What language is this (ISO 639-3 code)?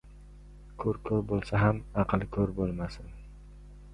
uzb